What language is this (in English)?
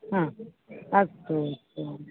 Sanskrit